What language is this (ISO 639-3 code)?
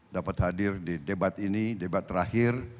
ind